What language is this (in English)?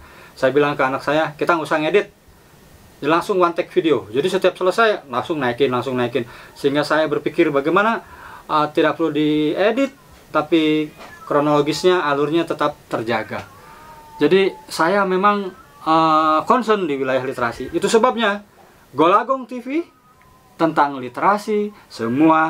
Indonesian